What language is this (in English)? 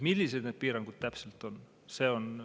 Estonian